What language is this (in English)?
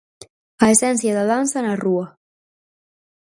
Galician